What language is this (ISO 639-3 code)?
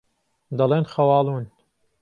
ckb